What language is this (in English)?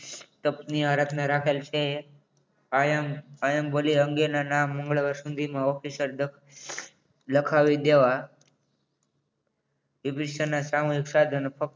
Gujarati